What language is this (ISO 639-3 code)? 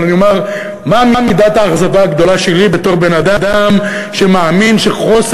heb